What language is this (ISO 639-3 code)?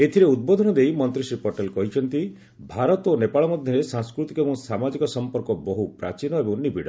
ori